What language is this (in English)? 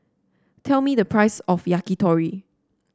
English